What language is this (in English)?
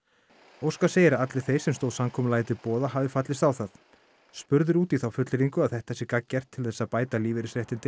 Icelandic